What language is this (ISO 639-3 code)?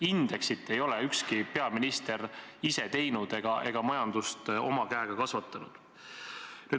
est